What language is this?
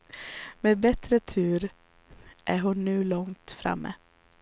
Swedish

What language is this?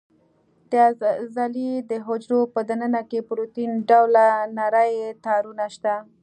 Pashto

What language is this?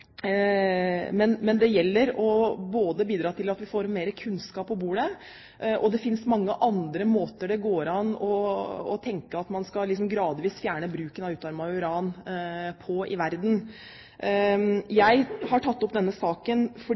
Norwegian Bokmål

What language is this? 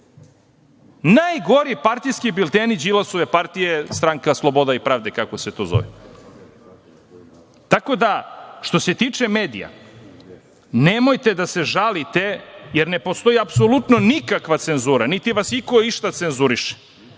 Serbian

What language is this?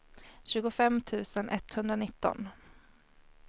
Swedish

